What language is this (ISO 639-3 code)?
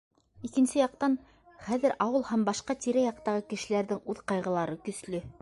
bak